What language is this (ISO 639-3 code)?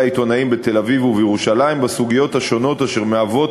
heb